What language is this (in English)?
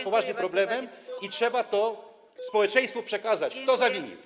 Polish